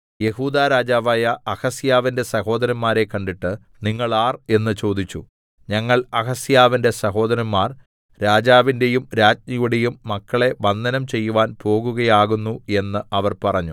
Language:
Malayalam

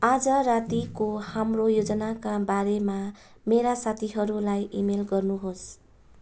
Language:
Nepali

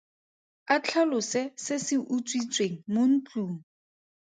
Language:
Tswana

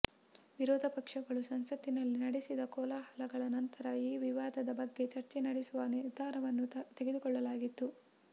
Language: Kannada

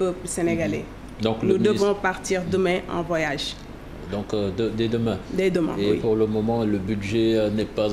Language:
French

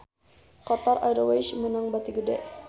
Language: Sundanese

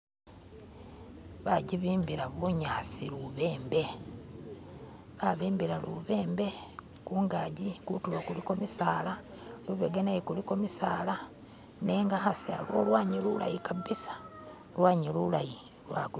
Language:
Masaaba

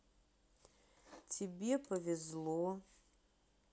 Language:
Russian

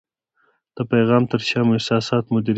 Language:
Pashto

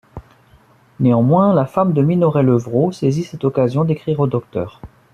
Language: French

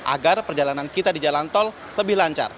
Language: Indonesian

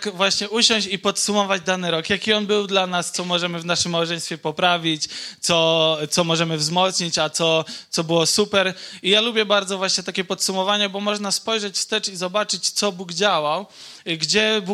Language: Polish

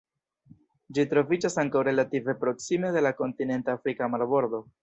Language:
Esperanto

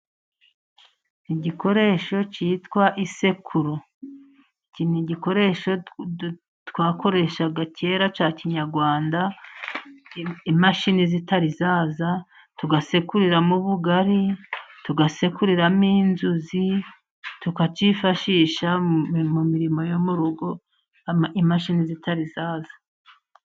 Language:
Kinyarwanda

